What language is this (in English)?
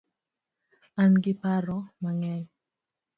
Luo (Kenya and Tanzania)